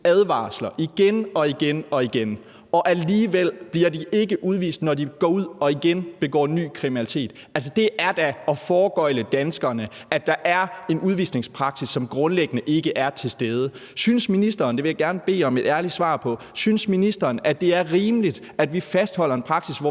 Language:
Danish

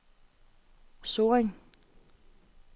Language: Danish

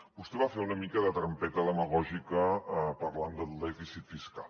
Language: Catalan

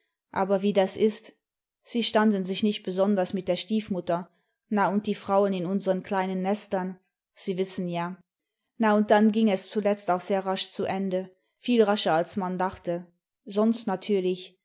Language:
German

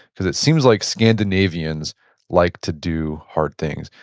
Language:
English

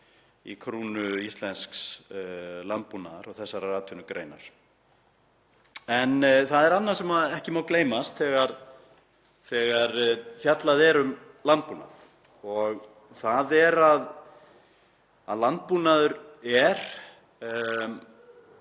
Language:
Icelandic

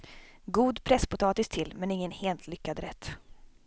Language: Swedish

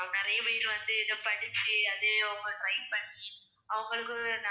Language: Tamil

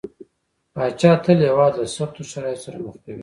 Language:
Pashto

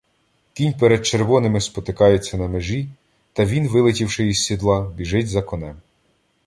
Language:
Ukrainian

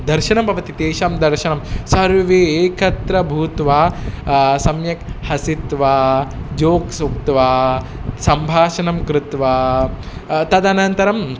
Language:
Sanskrit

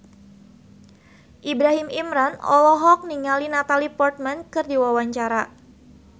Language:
Sundanese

